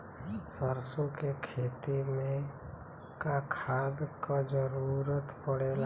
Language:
Bhojpuri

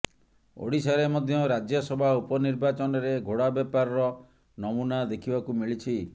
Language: Odia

